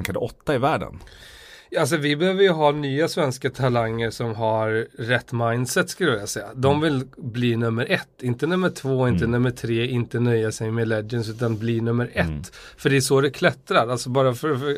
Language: Swedish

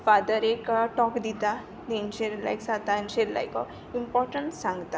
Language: Konkani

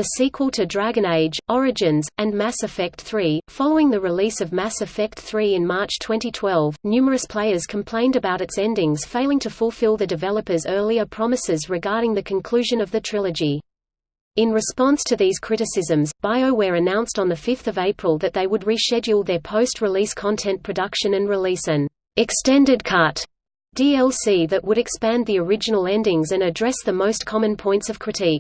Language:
English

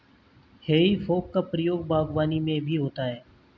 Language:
Hindi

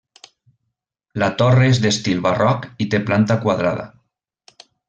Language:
Catalan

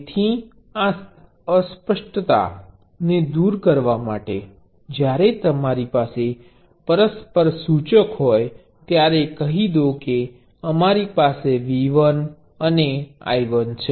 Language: Gujarati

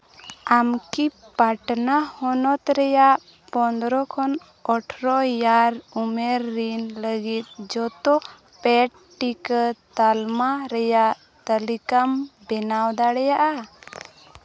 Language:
Santali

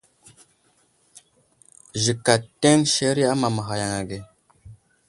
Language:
Wuzlam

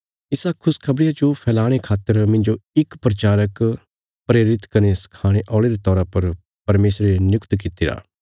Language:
Bilaspuri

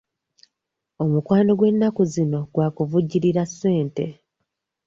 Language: Ganda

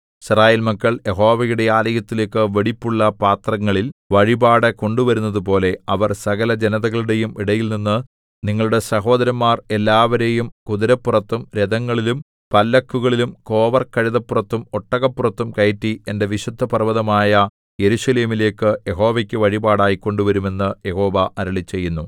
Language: Malayalam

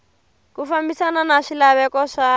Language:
Tsonga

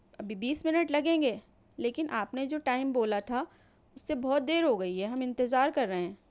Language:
Urdu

